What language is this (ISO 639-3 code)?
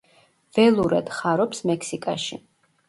kat